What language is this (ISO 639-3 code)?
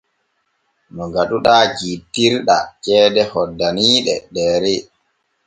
fue